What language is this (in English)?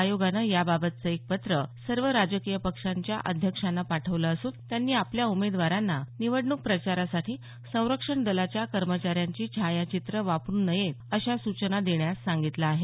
Marathi